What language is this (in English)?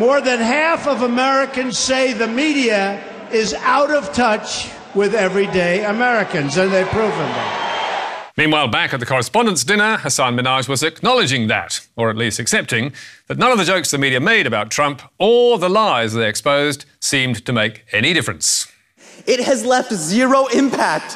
English